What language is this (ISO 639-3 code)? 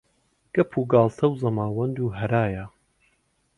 ckb